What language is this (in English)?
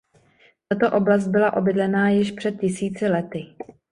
Czech